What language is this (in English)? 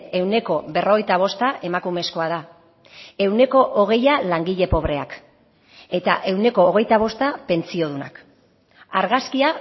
Basque